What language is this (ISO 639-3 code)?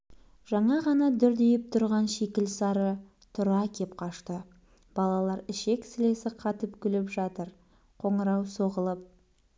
kaz